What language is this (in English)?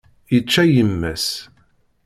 Kabyle